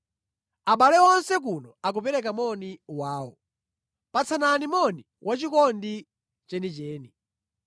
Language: Nyanja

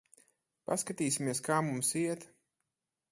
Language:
Latvian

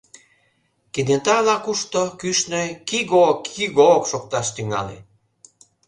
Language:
Mari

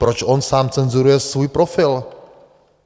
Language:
Czech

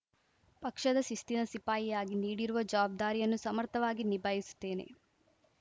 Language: Kannada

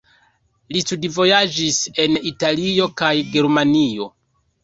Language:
Esperanto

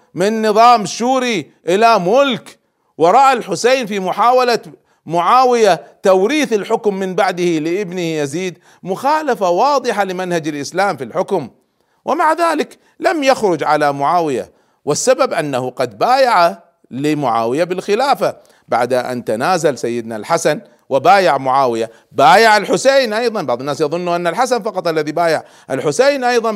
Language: Arabic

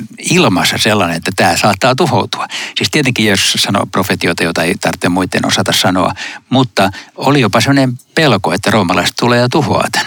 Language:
Finnish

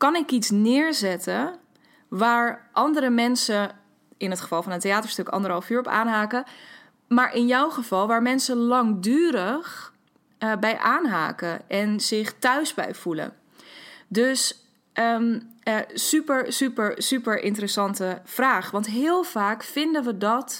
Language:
Dutch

